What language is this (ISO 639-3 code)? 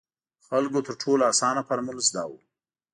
pus